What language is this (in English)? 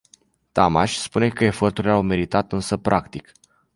Romanian